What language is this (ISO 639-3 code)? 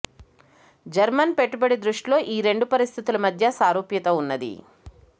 tel